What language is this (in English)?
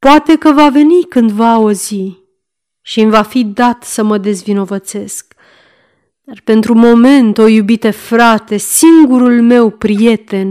Romanian